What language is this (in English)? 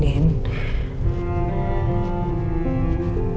Indonesian